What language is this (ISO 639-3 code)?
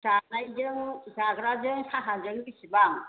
brx